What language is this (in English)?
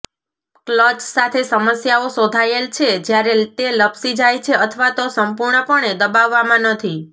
Gujarati